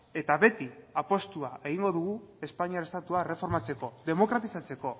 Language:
Basque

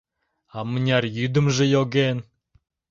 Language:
Mari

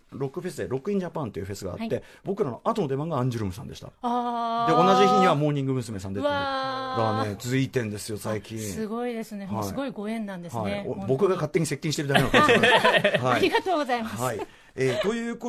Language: Japanese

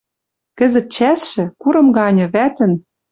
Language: Western Mari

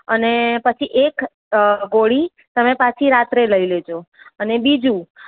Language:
Gujarati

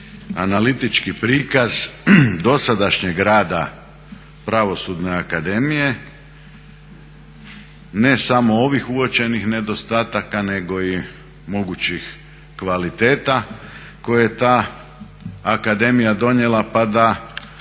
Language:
Croatian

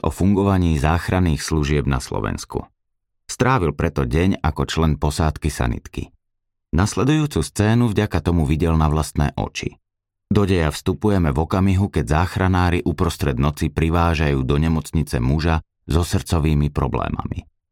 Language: Slovak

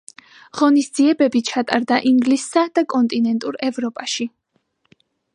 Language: Georgian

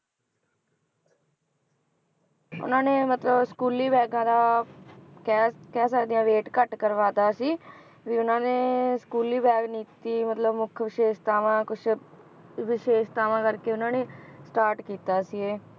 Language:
Punjabi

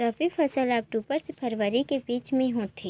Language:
Chhattisgarhi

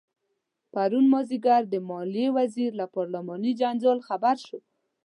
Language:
Pashto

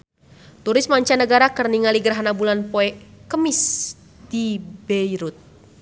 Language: Sundanese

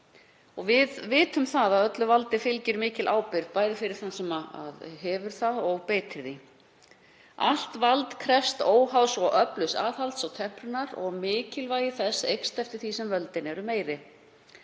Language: Icelandic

